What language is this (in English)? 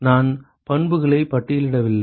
Tamil